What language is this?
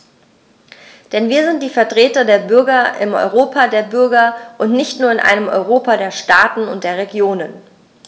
German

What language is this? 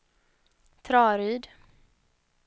Swedish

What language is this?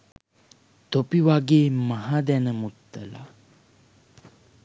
Sinhala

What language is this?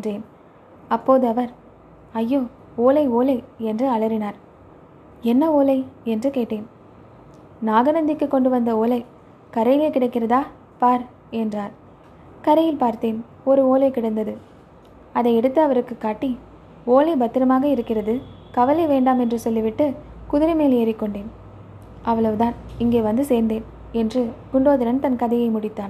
Tamil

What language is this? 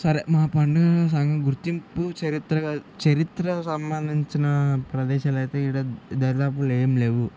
Telugu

